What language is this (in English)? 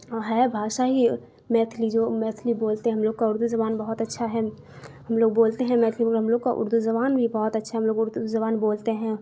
Urdu